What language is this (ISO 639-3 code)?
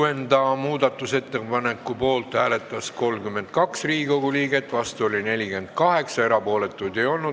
est